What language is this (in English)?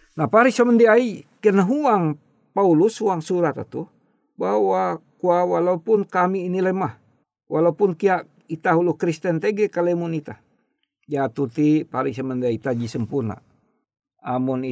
Indonesian